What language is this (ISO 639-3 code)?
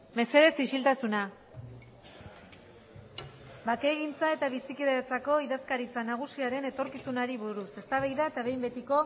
eus